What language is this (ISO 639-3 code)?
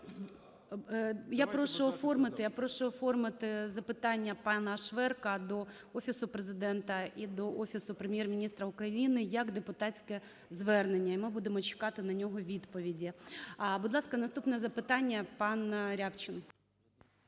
ukr